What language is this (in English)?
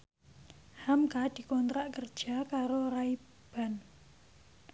Javanese